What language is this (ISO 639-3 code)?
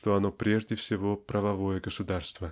rus